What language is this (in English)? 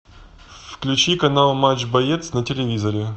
Russian